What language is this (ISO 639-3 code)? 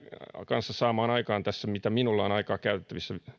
fin